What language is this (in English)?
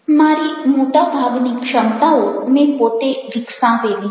Gujarati